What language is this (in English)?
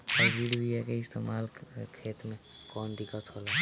Bhojpuri